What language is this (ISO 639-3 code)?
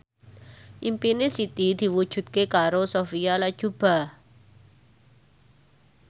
jav